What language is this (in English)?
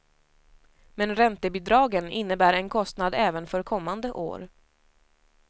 Swedish